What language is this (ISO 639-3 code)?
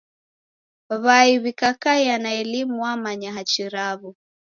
dav